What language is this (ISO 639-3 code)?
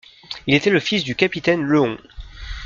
fra